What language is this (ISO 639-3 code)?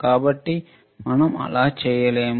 tel